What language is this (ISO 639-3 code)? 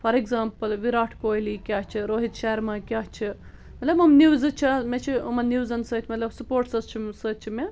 kas